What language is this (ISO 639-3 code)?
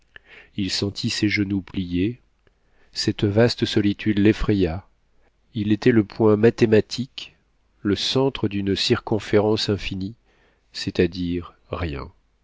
fra